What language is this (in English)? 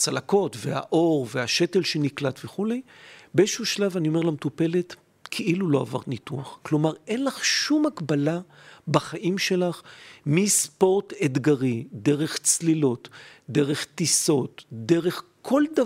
Hebrew